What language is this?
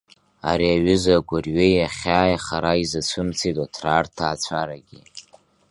Abkhazian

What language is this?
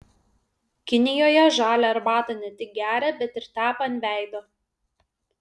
Lithuanian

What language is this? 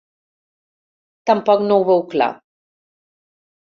Catalan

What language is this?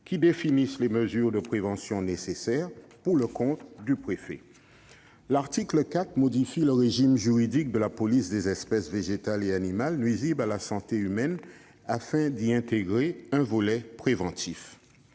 French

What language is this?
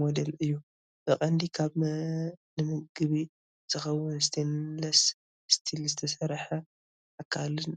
Tigrinya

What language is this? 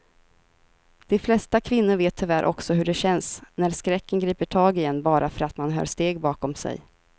Swedish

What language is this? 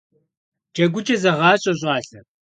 Kabardian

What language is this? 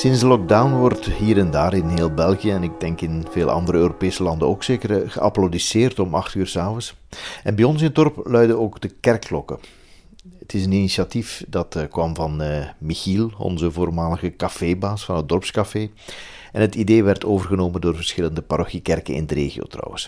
Dutch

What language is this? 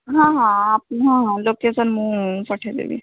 Odia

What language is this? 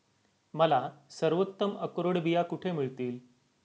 Marathi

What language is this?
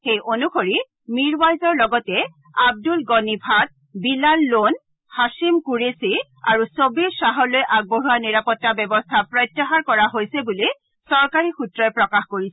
Assamese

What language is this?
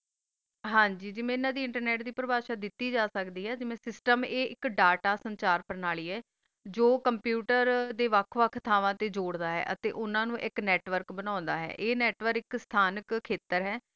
Punjabi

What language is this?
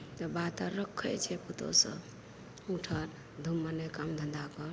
Maithili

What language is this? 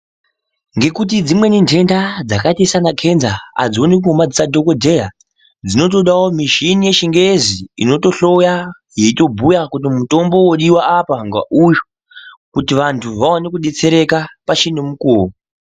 Ndau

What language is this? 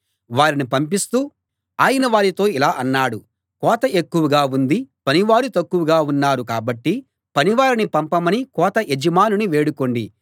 Telugu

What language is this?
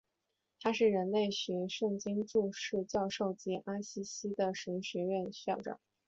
Chinese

